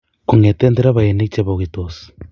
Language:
Kalenjin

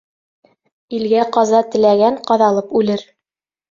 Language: Bashkir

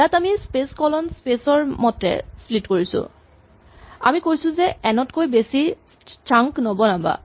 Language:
Assamese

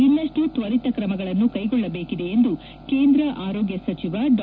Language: Kannada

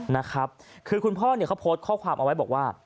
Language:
Thai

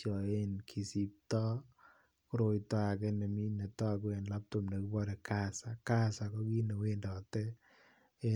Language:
Kalenjin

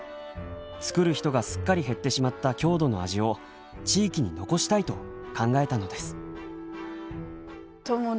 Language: Japanese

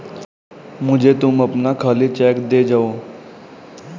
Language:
Hindi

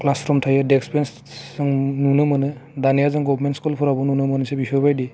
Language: Bodo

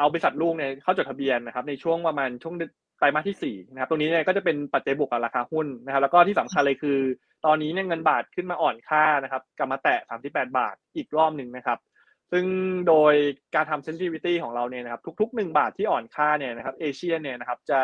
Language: Thai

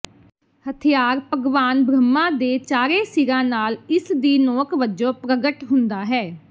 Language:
Punjabi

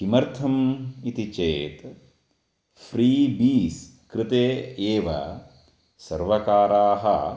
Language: Sanskrit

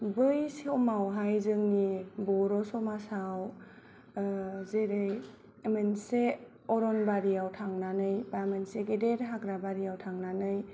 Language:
Bodo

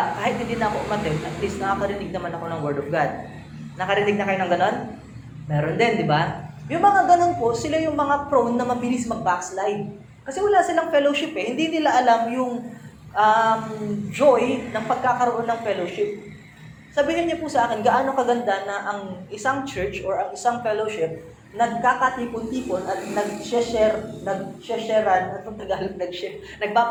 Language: Filipino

